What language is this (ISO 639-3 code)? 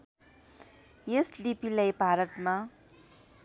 nep